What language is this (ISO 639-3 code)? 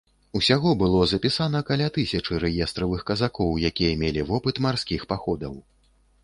bel